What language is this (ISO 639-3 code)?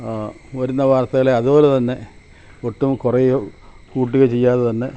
mal